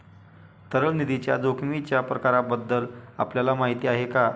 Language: Marathi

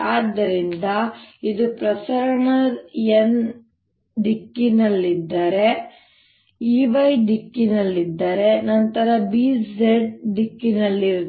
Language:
Kannada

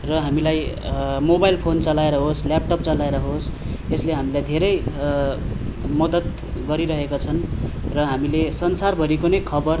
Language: Nepali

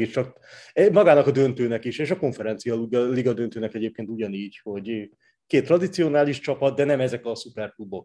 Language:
Hungarian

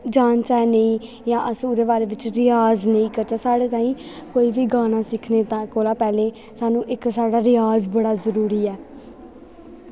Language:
Dogri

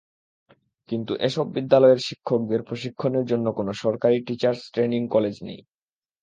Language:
Bangla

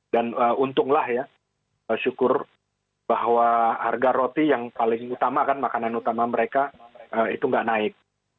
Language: Indonesian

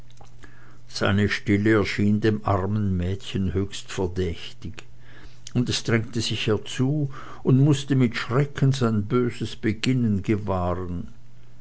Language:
German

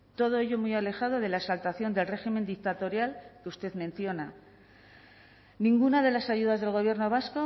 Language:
Spanish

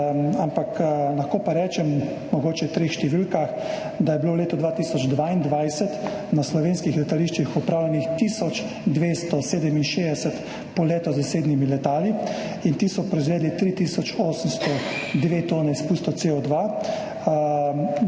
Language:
Slovenian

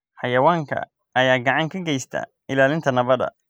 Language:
Somali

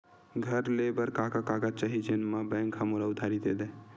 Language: Chhattisgarhi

